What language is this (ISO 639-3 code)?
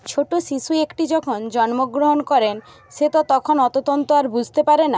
ben